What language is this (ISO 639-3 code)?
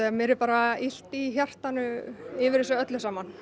isl